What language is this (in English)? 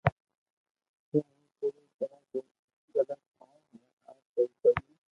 Loarki